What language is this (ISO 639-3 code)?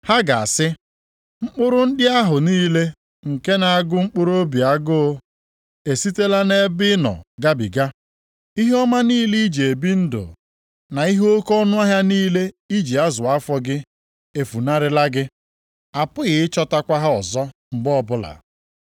ibo